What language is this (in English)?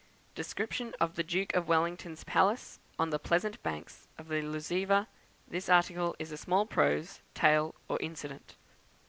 English